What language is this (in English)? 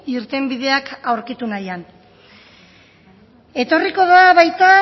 Basque